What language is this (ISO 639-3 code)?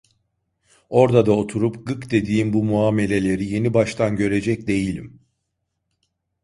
tur